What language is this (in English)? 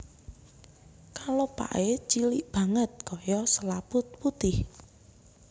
Javanese